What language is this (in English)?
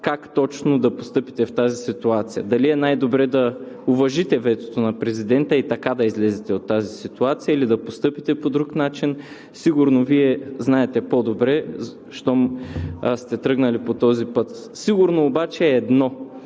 Bulgarian